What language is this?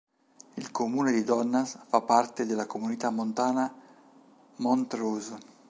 Italian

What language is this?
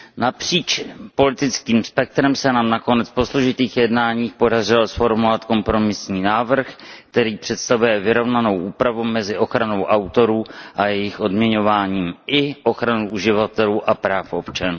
Czech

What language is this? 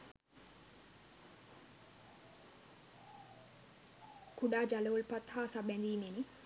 Sinhala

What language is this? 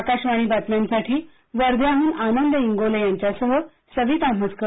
Marathi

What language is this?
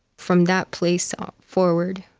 English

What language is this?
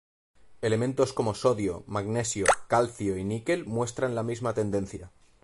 Spanish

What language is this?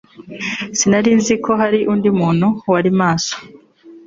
Kinyarwanda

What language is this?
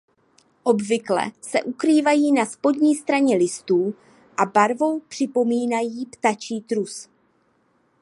Czech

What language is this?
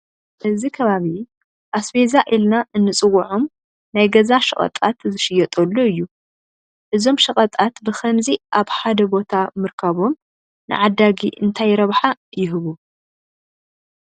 Tigrinya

